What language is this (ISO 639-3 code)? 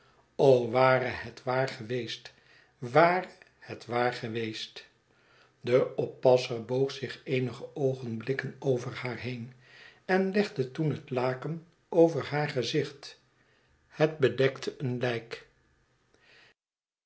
nld